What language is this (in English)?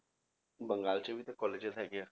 Punjabi